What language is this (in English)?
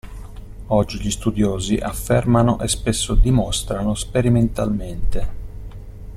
Italian